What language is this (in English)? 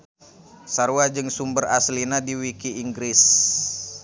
Sundanese